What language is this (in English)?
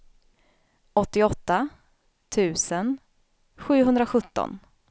Swedish